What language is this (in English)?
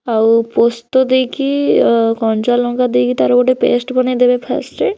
Odia